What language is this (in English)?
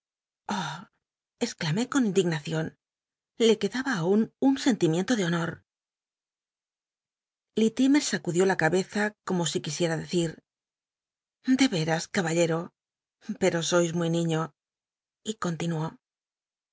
Spanish